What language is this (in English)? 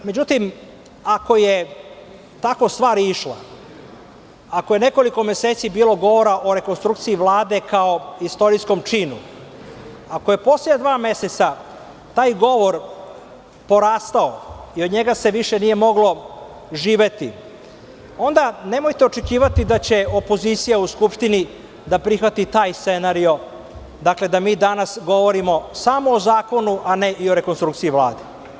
Serbian